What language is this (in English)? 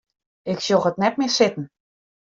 Western Frisian